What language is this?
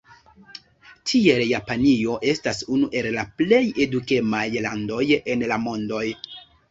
Esperanto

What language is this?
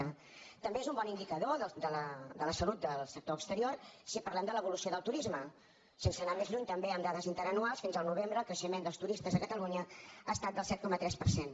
Catalan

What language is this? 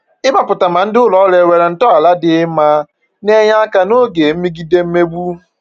Igbo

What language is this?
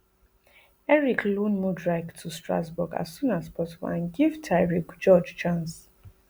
Nigerian Pidgin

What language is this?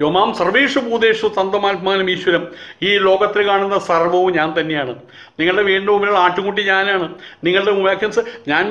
Turkish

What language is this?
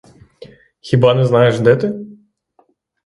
Ukrainian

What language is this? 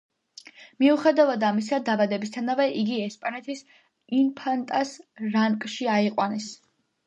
Georgian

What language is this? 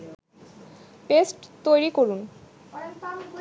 Bangla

